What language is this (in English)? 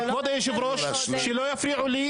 Hebrew